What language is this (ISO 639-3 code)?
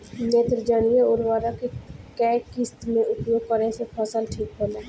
bho